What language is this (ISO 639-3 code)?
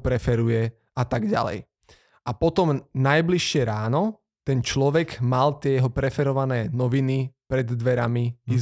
slk